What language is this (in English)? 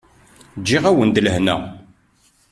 Kabyle